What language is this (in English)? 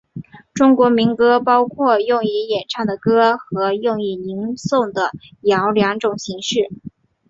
Chinese